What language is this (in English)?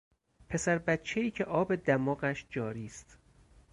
Persian